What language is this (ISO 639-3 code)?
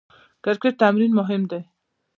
pus